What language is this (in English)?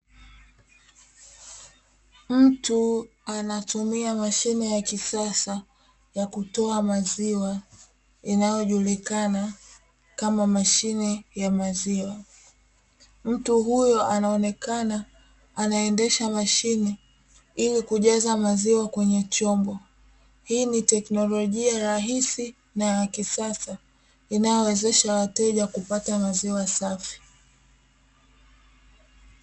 Swahili